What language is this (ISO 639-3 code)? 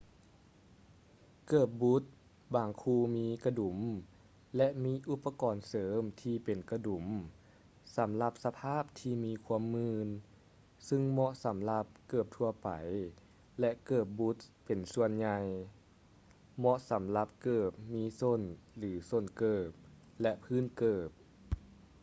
lao